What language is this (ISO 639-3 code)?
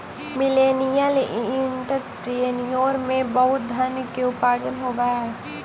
mag